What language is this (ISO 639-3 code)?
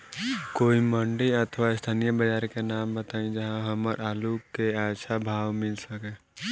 bho